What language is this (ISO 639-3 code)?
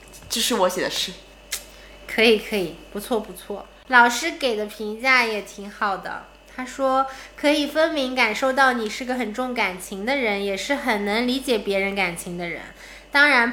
zho